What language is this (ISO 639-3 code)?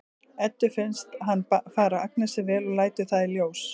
isl